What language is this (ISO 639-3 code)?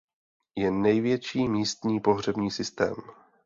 ces